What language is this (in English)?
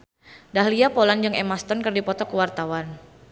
Sundanese